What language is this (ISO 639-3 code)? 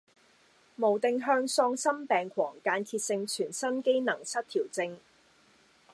yue